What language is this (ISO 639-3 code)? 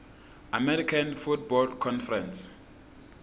ssw